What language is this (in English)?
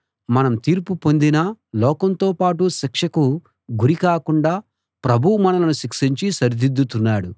Telugu